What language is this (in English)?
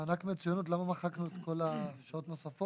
Hebrew